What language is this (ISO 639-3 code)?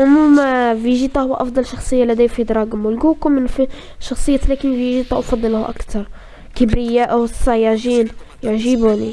ara